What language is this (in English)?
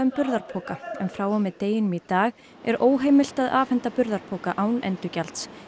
Icelandic